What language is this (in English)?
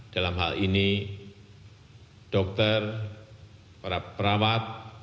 Indonesian